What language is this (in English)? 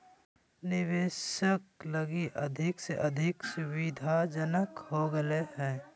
Magahi